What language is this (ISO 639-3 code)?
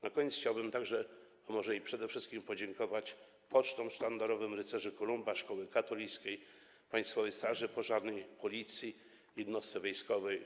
pol